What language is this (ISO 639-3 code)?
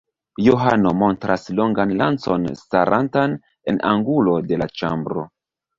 epo